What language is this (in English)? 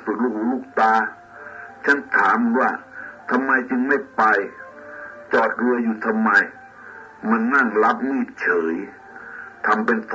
Thai